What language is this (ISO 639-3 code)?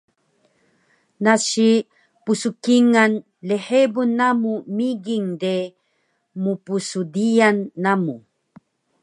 trv